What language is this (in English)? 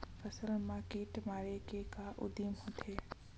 Chhattisgarhi